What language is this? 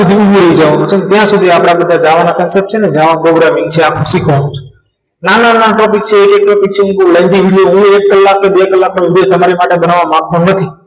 Gujarati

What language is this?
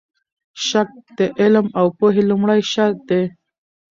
Pashto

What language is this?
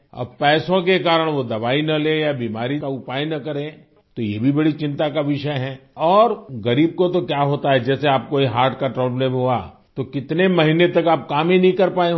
Hindi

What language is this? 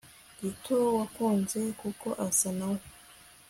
Kinyarwanda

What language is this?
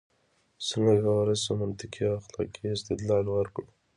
Pashto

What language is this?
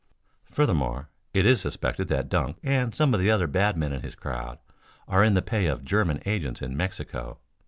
English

